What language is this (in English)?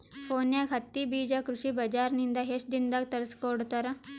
Kannada